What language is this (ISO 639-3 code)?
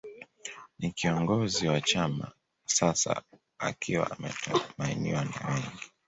swa